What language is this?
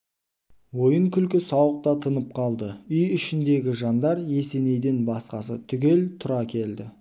Kazakh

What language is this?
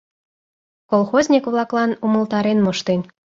Mari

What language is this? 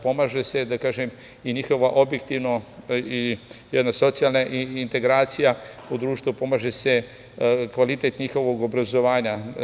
Serbian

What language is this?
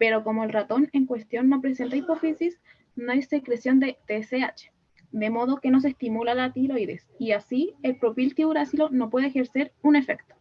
Spanish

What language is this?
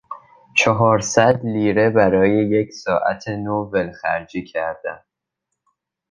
Persian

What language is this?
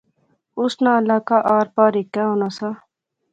Pahari-Potwari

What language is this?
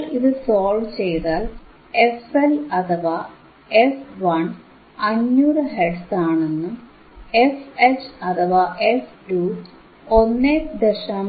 Malayalam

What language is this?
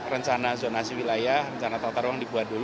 Indonesian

